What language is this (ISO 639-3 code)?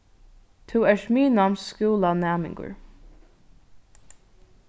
fao